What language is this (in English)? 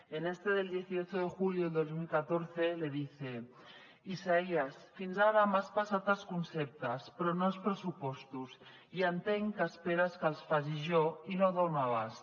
Catalan